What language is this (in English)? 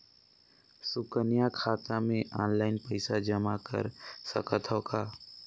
Chhattisgarhi